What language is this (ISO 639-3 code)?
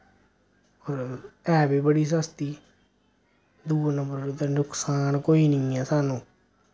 doi